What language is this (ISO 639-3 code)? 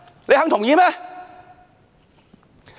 yue